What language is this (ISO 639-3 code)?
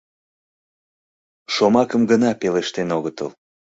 chm